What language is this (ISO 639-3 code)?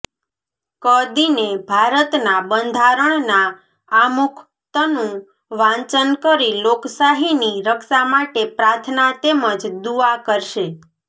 guj